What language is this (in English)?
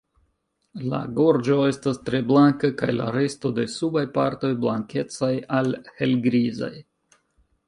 Esperanto